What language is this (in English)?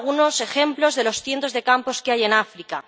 Spanish